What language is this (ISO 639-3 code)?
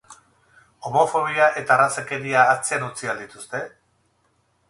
eus